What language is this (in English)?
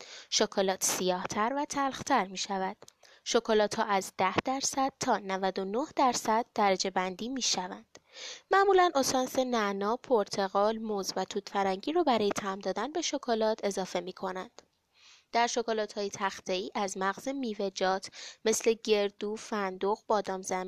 Persian